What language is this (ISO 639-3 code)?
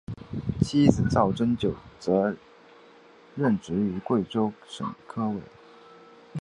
zho